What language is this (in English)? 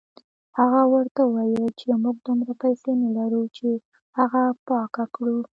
Pashto